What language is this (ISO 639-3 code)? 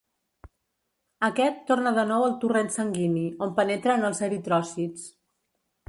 cat